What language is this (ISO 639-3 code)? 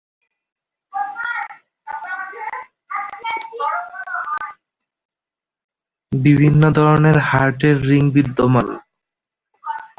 ben